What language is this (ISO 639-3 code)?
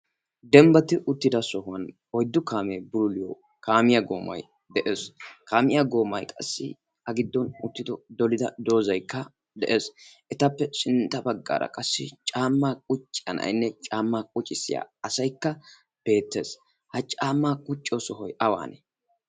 wal